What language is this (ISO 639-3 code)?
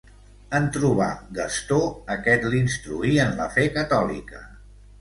cat